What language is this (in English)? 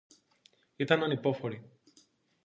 Greek